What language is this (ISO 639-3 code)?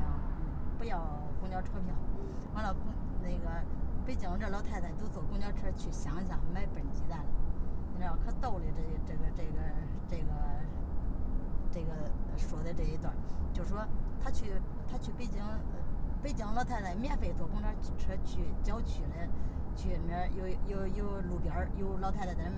zho